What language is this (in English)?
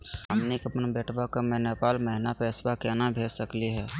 Magahi